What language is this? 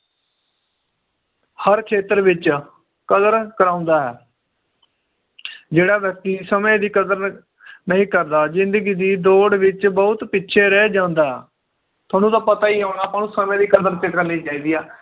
Punjabi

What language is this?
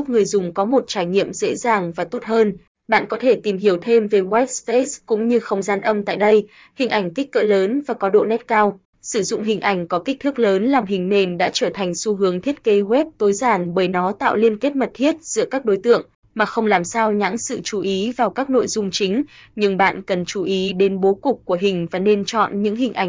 Vietnamese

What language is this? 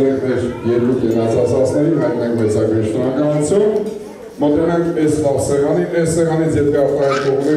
Romanian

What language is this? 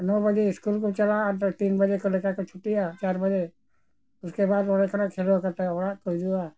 Santali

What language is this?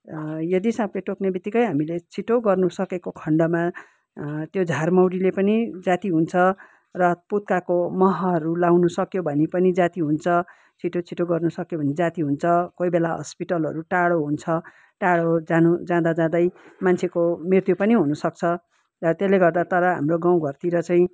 Nepali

